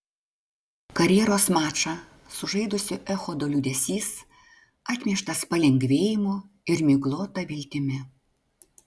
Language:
Lithuanian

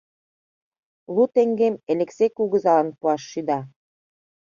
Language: Mari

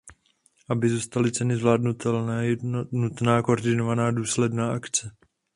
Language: Czech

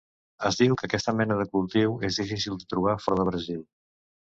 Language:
Catalan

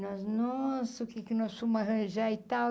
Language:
Portuguese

